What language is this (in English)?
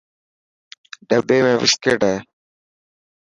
Dhatki